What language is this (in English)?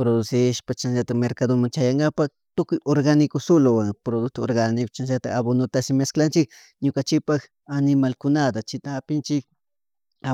Chimborazo Highland Quichua